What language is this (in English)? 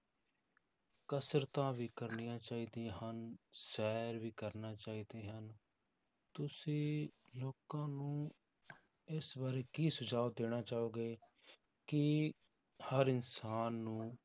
Punjabi